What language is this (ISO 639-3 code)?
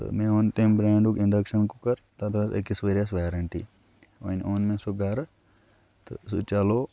kas